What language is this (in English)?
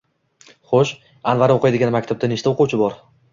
Uzbek